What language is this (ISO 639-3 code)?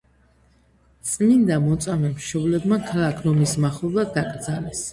kat